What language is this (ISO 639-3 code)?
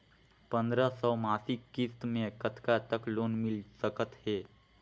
hne